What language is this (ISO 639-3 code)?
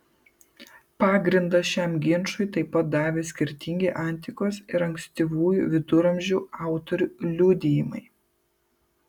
lit